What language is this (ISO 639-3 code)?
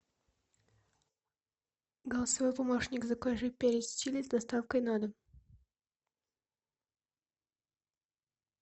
rus